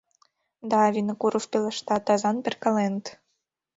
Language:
Mari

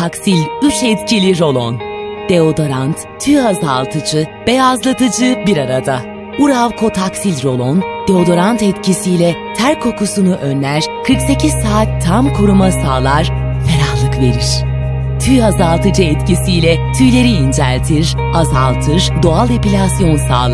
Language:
Turkish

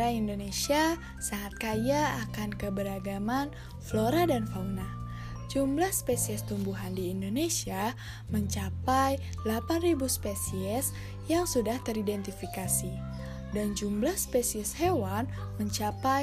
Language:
Indonesian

